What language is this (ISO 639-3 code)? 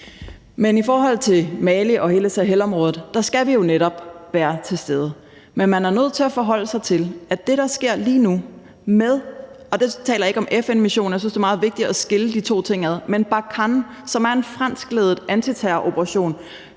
dan